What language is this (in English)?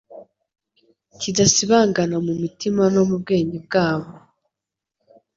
Kinyarwanda